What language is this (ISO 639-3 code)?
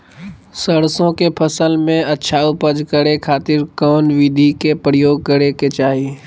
mag